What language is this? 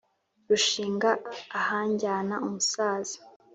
Kinyarwanda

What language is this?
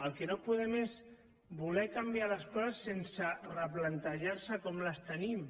Catalan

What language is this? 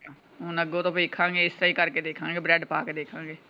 Punjabi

